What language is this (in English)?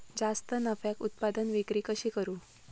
Marathi